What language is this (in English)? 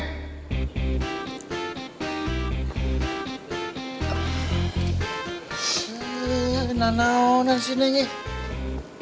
Indonesian